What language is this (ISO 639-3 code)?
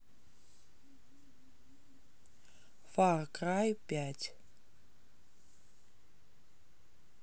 rus